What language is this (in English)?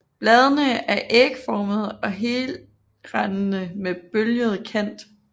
Danish